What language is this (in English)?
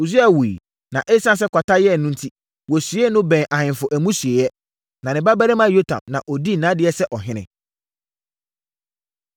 Akan